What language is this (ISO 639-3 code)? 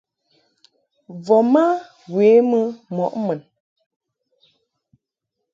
mhk